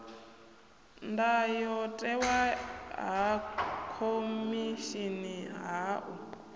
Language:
Venda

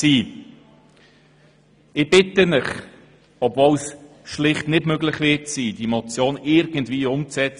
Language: Swiss German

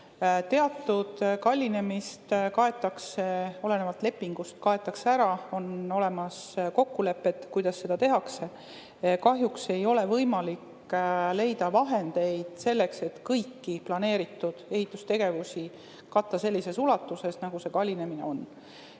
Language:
Estonian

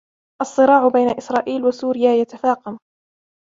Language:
Arabic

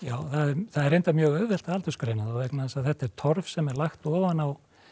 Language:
Icelandic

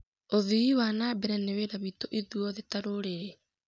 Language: Kikuyu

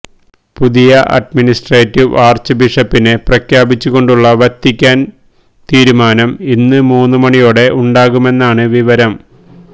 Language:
Malayalam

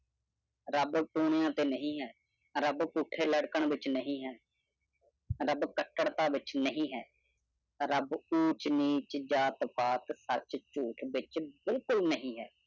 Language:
Punjabi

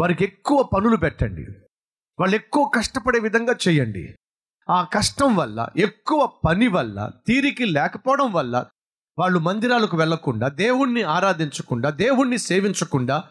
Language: Telugu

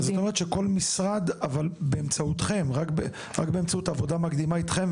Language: Hebrew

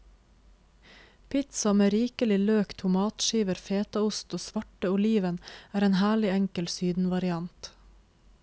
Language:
Norwegian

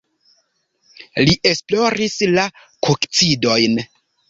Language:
Esperanto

